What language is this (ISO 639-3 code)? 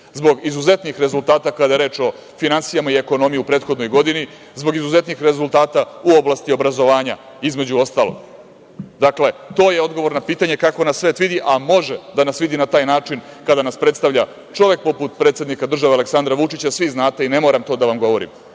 srp